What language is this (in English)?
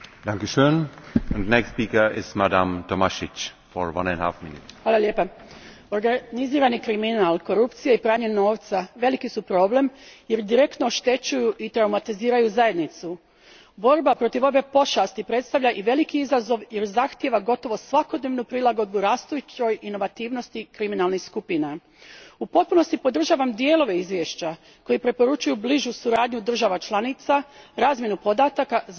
Croatian